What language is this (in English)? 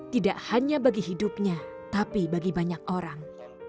Indonesian